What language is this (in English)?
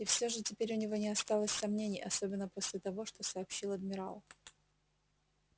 Russian